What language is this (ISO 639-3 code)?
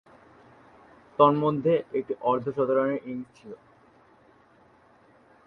ben